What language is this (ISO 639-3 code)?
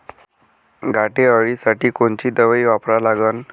mar